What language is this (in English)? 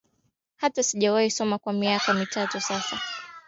Swahili